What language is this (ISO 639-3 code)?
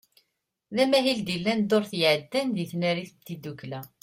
kab